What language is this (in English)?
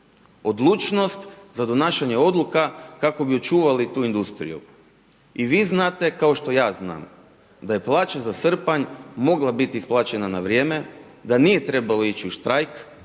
Croatian